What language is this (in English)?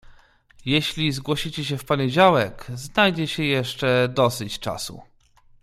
Polish